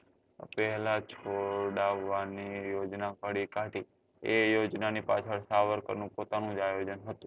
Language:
Gujarati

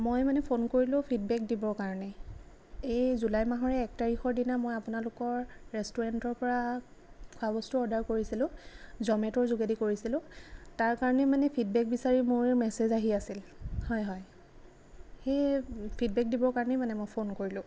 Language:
Assamese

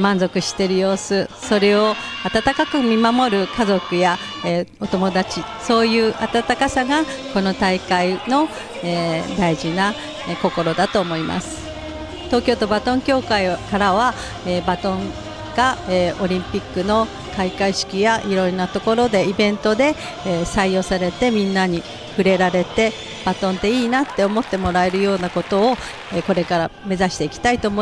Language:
Japanese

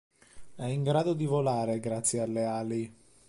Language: Italian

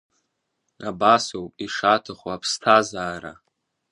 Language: Abkhazian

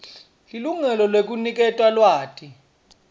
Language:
Swati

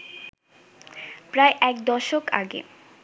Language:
Bangla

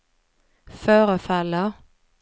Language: Swedish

